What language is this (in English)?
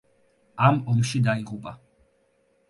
Georgian